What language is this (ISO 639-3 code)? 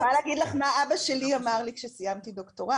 heb